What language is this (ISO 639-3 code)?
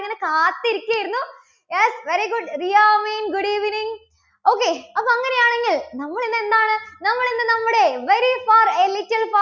mal